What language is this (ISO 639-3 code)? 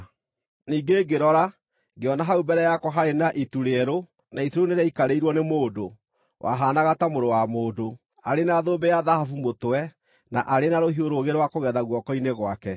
kik